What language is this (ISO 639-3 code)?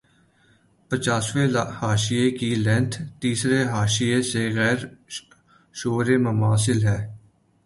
urd